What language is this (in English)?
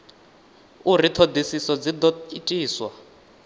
Venda